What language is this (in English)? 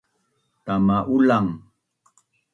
Bunun